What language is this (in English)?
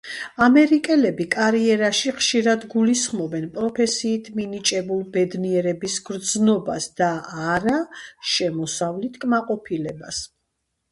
Georgian